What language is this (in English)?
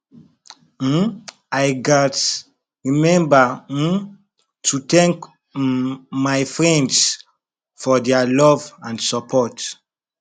Nigerian Pidgin